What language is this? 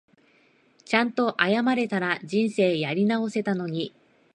Japanese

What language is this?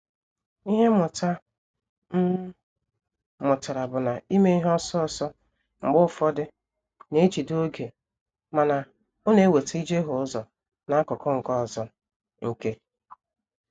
Igbo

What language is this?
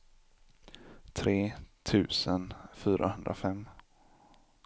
Swedish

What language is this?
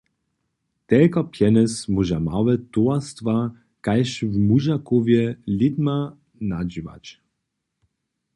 Upper Sorbian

